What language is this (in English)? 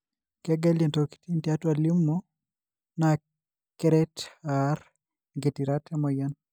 Masai